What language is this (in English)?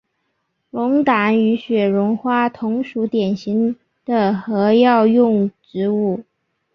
Chinese